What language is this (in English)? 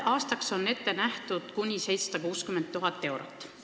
Estonian